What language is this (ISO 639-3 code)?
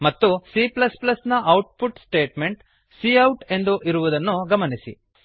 kan